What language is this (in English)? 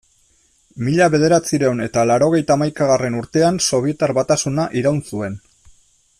Basque